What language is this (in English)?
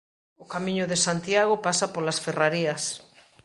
Galician